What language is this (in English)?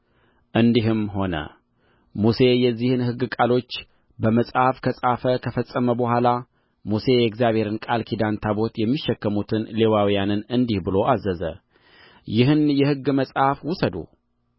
Amharic